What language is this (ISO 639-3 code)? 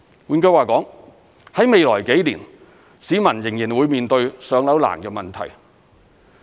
yue